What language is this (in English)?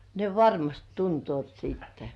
Finnish